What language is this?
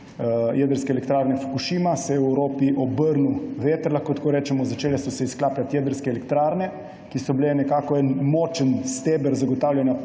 Slovenian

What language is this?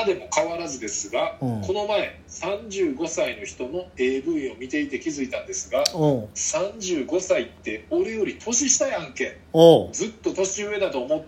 Japanese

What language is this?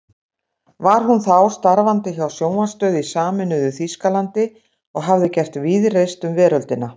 Icelandic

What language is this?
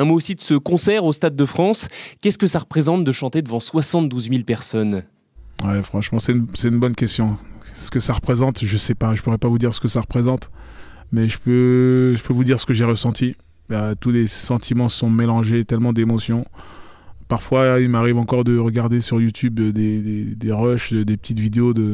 French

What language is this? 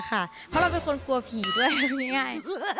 Thai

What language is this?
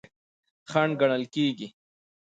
Pashto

